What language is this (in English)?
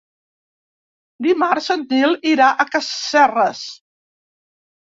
Catalan